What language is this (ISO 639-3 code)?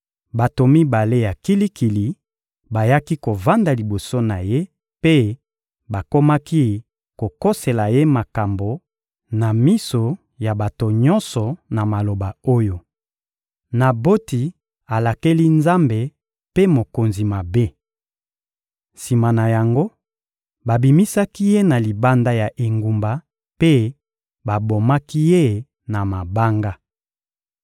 lin